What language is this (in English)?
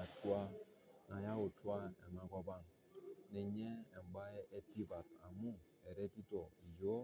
Masai